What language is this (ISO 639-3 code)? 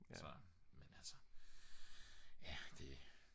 dan